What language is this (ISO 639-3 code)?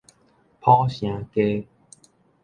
nan